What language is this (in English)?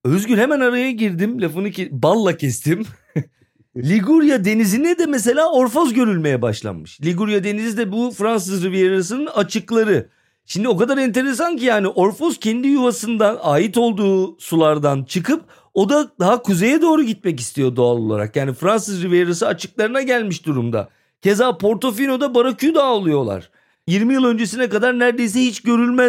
Turkish